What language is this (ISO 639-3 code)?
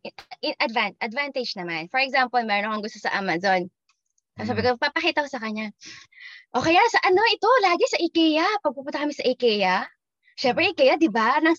fil